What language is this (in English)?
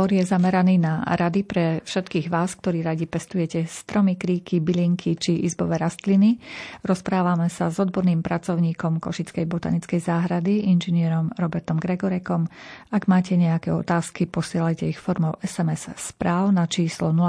Slovak